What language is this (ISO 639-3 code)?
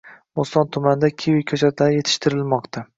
uzb